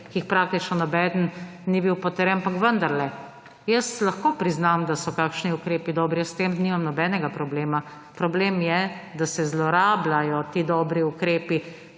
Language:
Slovenian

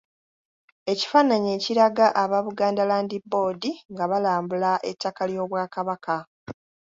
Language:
Ganda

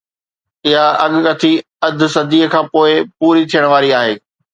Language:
Sindhi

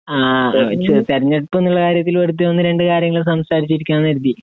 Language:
Malayalam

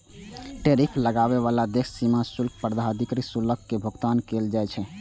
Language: Maithili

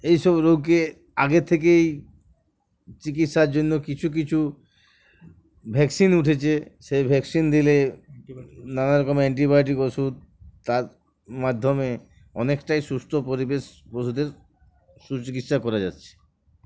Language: Bangla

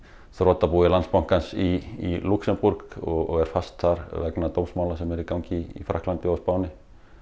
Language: Icelandic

